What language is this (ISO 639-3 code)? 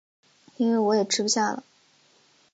zho